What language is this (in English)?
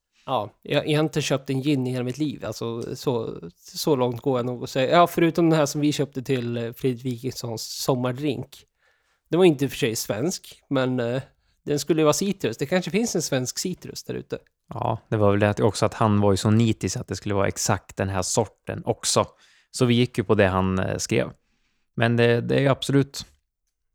Swedish